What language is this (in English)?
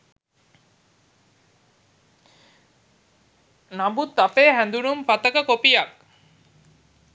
Sinhala